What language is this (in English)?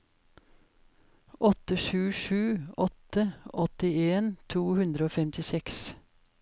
Norwegian